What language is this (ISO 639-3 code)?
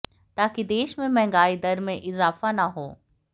hin